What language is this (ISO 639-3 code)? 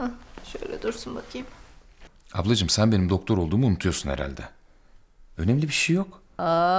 tur